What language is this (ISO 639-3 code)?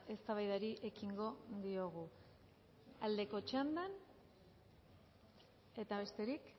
eus